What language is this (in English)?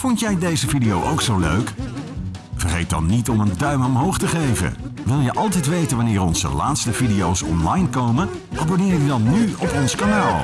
Dutch